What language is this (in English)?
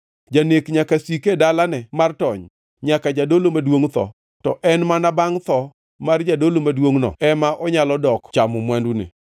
Luo (Kenya and Tanzania)